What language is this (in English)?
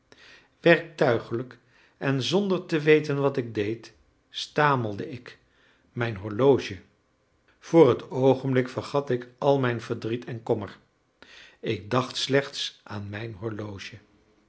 Dutch